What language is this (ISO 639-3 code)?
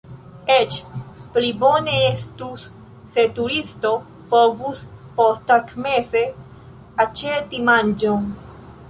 epo